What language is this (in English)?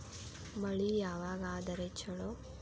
Kannada